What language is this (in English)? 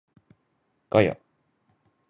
Japanese